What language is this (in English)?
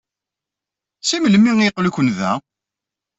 Kabyle